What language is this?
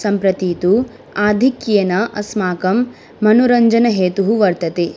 Sanskrit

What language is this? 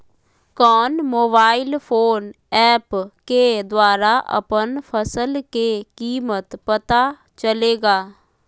Magahi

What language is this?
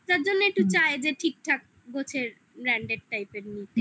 Bangla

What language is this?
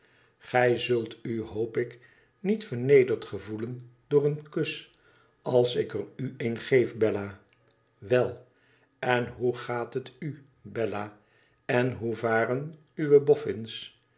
Dutch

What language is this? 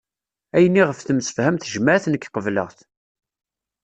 Kabyle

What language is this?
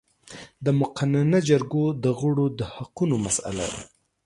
Pashto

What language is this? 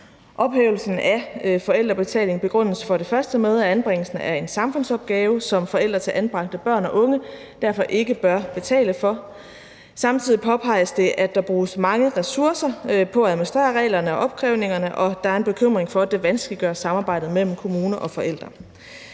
Danish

